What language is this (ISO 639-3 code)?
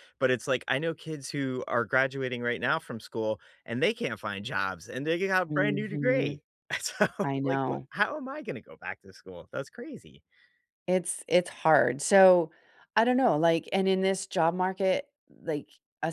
eng